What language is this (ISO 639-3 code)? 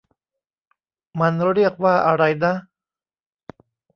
tha